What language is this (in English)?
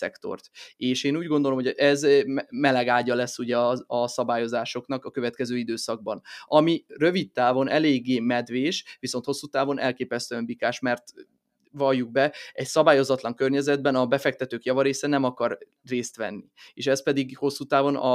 Hungarian